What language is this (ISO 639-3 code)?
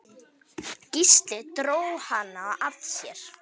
isl